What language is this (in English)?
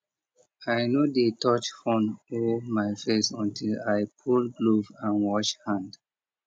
Nigerian Pidgin